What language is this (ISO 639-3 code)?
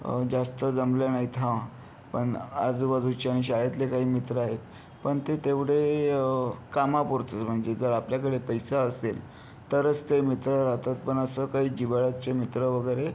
mar